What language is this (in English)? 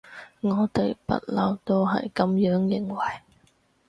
Cantonese